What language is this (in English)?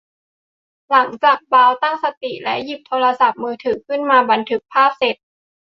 Thai